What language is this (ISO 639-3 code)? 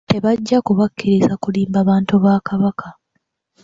lug